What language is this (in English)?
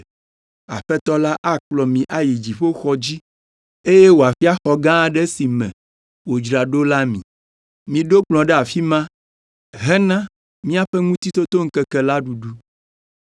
Ewe